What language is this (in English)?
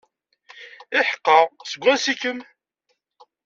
Kabyle